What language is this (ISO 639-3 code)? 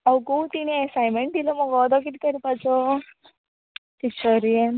kok